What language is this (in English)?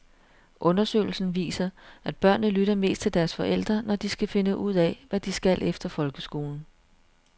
Danish